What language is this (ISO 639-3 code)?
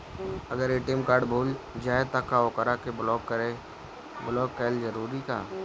bho